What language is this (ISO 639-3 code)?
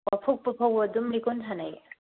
mni